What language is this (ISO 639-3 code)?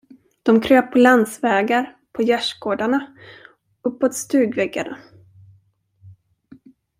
swe